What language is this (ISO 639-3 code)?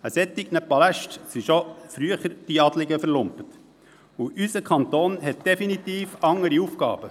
gsw